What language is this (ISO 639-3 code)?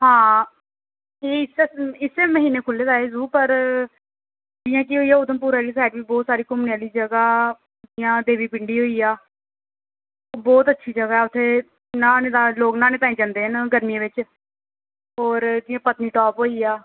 doi